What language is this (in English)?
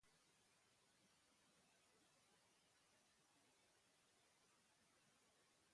Basque